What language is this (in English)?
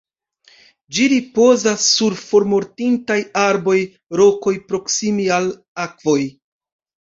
Esperanto